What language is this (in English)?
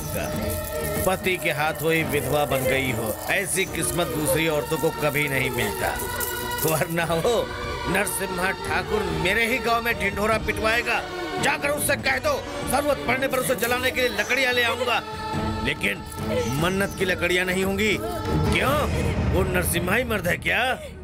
Hindi